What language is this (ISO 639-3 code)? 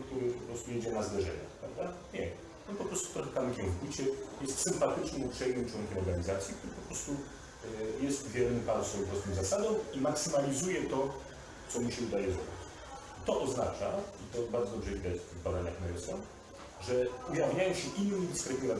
pol